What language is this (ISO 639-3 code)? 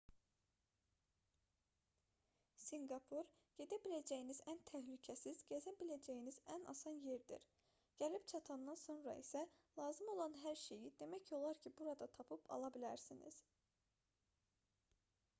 aze